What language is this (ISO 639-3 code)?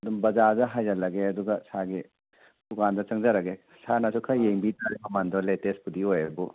mni